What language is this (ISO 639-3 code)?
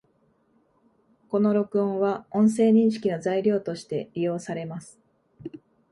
jpn